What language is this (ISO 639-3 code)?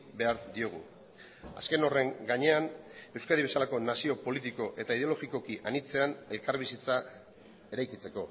eus